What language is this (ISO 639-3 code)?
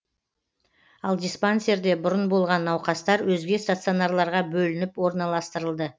kaz